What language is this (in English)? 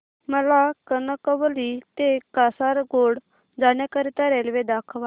Marathi